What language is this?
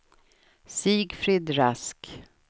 Swedish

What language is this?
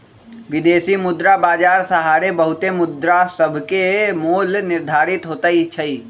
Magahi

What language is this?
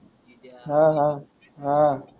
Marathi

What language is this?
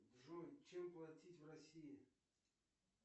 Russian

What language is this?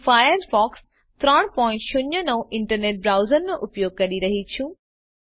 Gujarati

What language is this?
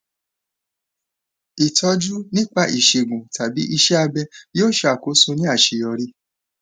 Yoruba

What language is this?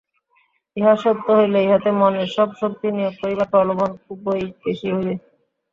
Bangla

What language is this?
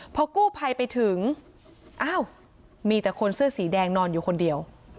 Thai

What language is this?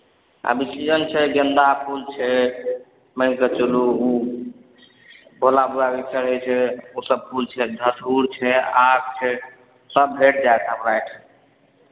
Maithili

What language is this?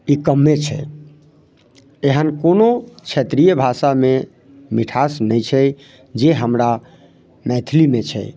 Maithili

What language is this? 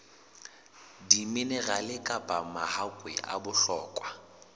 Southern Sotho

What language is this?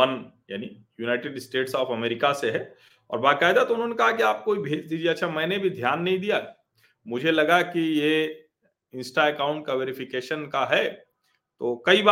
Hindi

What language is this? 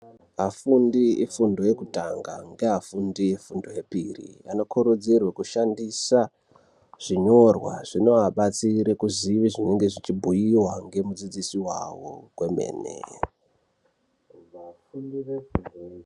Ndau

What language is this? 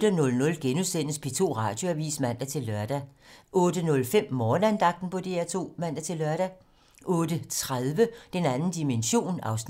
Danish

